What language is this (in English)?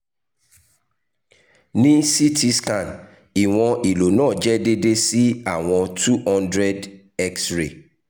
Yoruba